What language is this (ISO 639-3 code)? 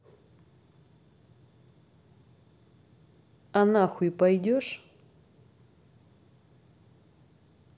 rus